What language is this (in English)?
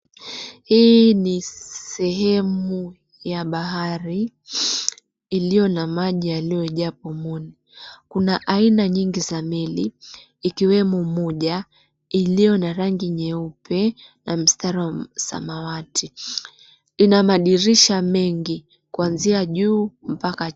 Swahili